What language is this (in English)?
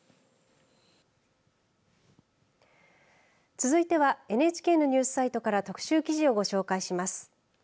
Japanese